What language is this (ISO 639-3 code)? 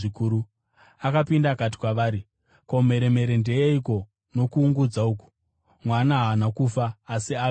sna